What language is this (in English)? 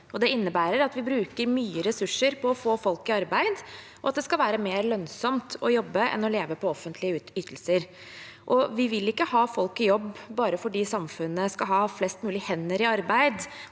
Norwegian